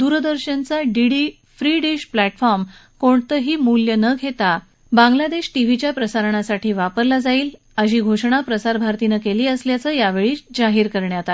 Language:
Marathi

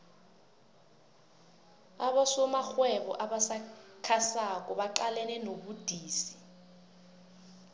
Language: South Ndebele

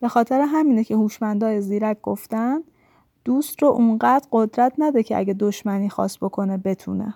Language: Persian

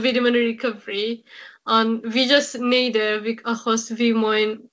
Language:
Welsh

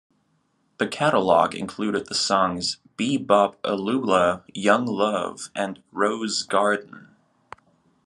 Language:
English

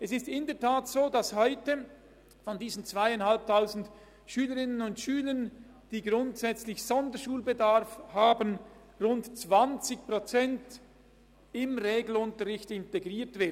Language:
Swiss German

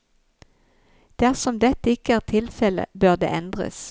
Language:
Norwegian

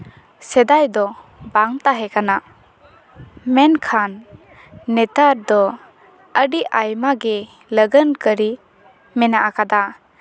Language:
Santali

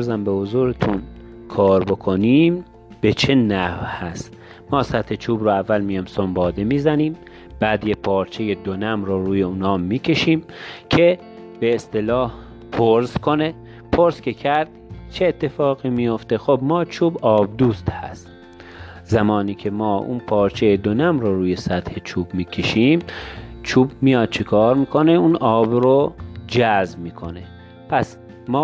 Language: Persian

